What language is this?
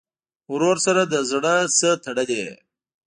Pashto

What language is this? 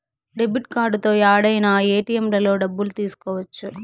Telugu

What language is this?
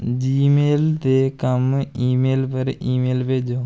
Dogri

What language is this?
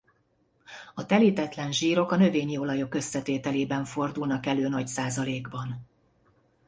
Hungarian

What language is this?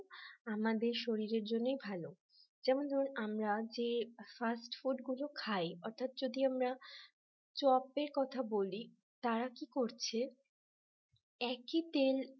Bangla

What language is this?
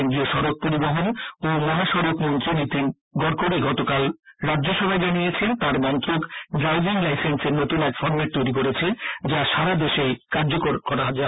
Bangla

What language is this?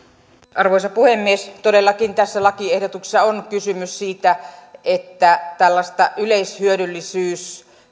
Finnish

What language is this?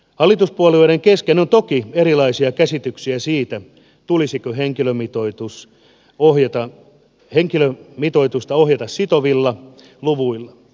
Finnish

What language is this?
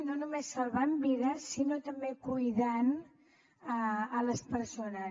Catalan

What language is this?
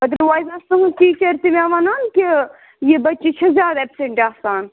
Kashmiri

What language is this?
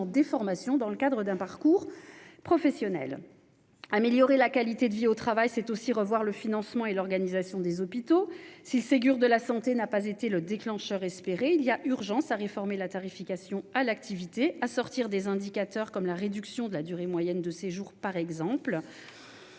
French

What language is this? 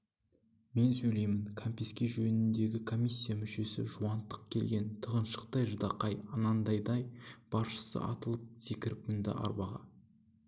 Kazakh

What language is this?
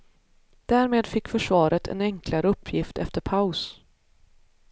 Swedish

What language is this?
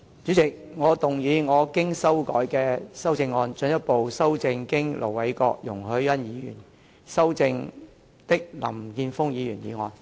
Cantonese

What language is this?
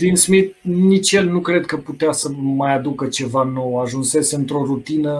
Romanian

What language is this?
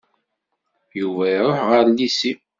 Kabyle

